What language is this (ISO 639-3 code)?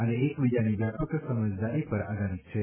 guj